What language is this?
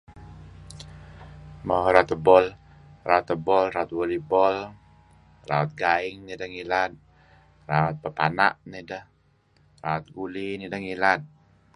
Kelabit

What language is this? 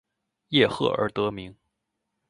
Chinese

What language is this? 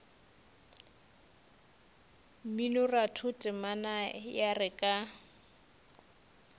Northern Sotho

